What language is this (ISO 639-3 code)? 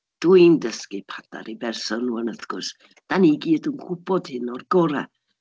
cym